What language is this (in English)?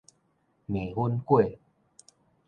Min Nan Chinese